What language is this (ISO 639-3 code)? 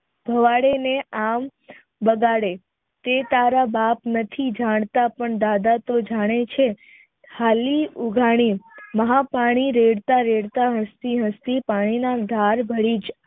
guj